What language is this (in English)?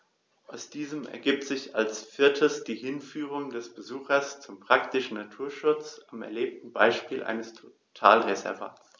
German